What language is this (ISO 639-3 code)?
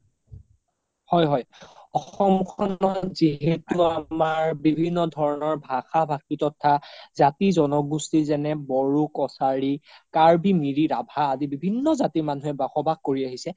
asm